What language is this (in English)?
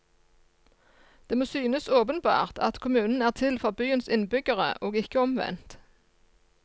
Norwegian